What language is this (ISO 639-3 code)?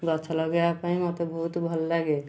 ori